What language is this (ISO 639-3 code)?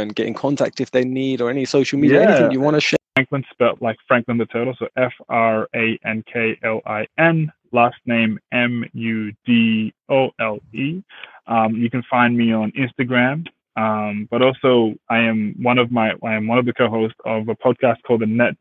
eng